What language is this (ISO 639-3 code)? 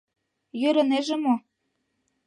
chm